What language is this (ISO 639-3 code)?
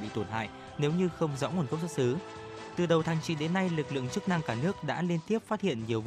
vie